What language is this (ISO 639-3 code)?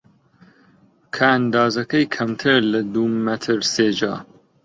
ckb